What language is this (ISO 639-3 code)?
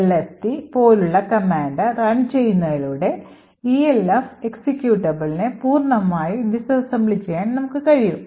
mal